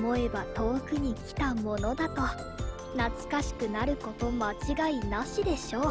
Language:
Japanese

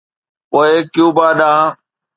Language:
Sindhi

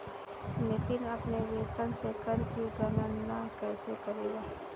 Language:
Hindi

